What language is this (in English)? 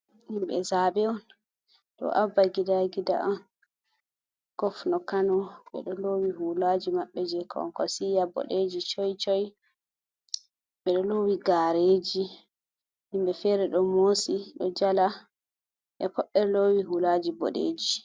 Fula